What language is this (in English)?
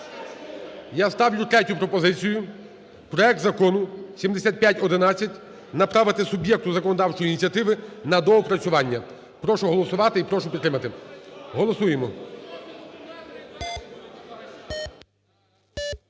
Ukrainian